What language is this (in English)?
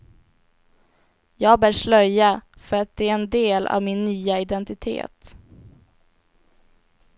Swedish